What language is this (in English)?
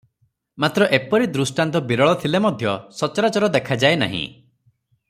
Odia